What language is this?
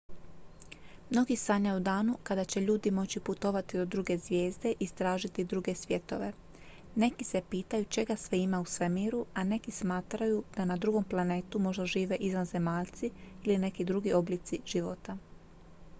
Croatian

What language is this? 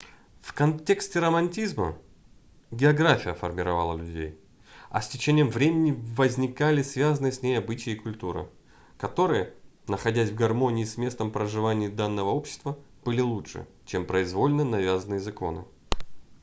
Russian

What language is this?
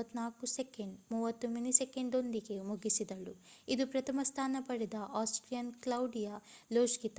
Kannada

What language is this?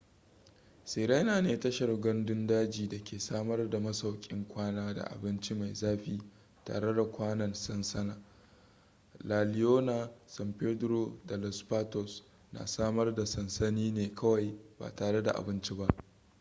Hausa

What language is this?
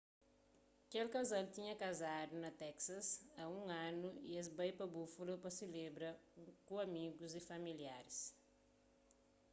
Kabuverdianu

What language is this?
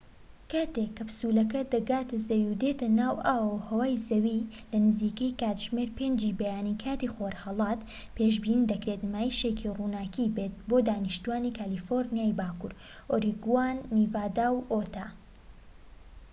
Central Kurdish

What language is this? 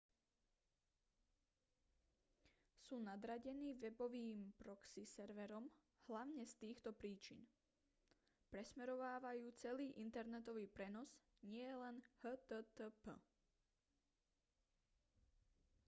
Slovak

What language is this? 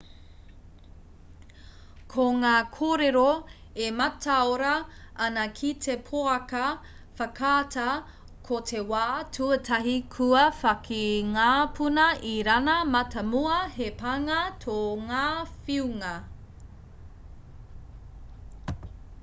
Māori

